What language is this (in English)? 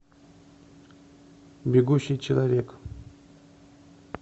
Russian